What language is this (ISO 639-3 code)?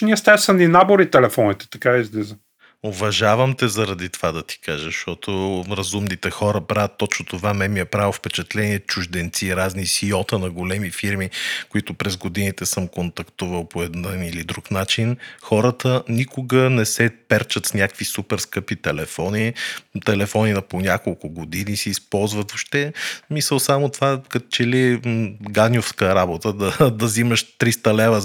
bul